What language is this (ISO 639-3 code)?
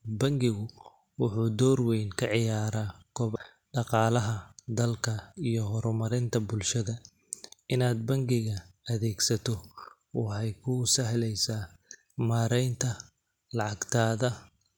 som